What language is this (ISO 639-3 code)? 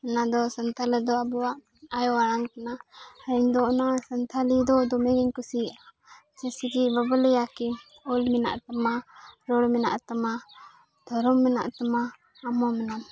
sat